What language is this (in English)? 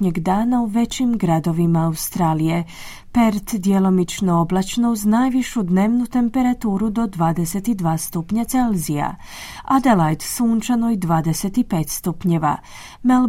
Croatian